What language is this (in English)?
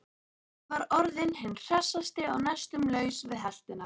Icelandic